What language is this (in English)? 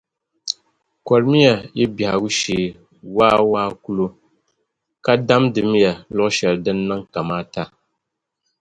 Dagbani